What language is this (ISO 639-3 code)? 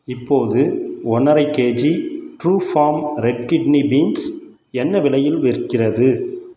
tam